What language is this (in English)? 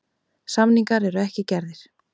Icelandic